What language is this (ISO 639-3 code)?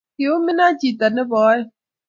kln